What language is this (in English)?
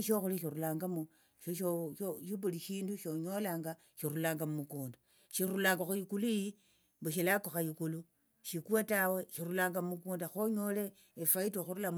Tsotso